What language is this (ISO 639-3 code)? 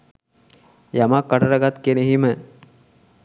sin